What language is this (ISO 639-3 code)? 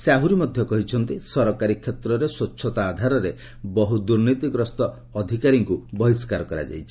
ori